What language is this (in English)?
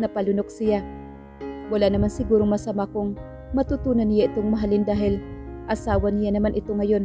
Filipino